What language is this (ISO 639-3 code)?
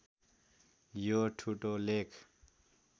nep